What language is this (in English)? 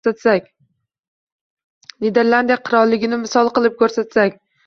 Uzbek